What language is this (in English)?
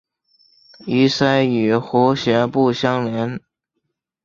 Chinese